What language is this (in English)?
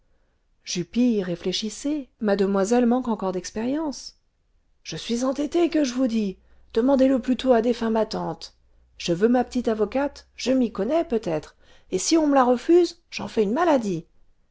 French